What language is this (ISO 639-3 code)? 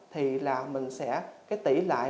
vie